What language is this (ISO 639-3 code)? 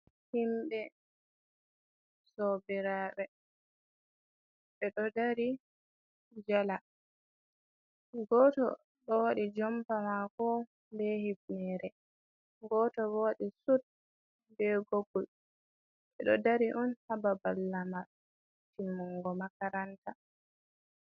ful